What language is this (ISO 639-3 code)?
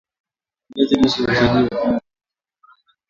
swa